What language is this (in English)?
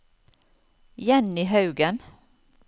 Norwegian